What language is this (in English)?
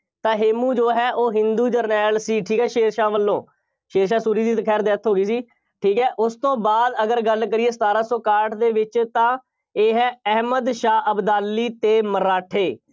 Punjabi